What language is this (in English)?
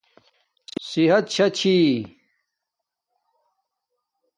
Domaaki